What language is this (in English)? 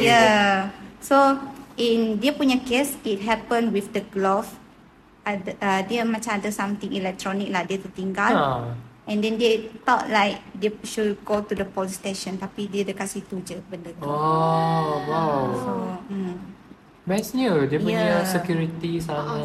Malay